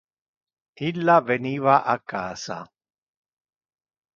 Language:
Interlingua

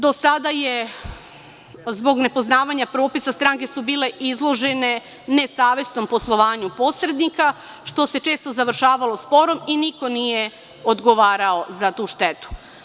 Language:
Serbian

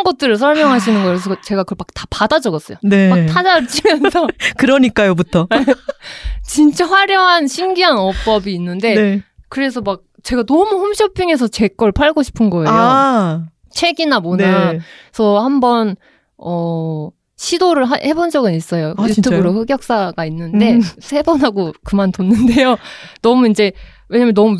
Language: Korean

